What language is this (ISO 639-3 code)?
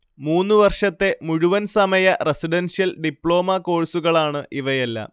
mal